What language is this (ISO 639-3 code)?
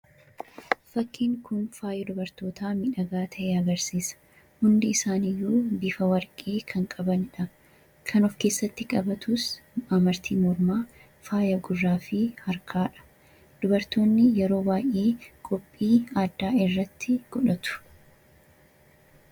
orm